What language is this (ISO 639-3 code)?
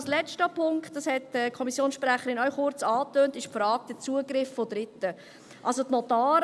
gsw